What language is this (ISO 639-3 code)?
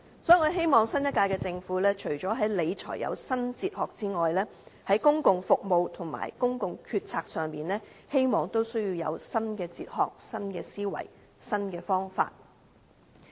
yue